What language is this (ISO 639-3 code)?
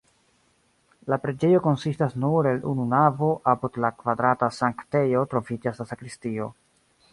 epo